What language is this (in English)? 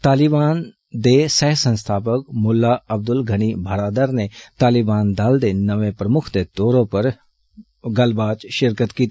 Dogri